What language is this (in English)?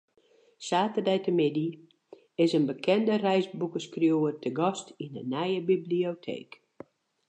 Western Frisian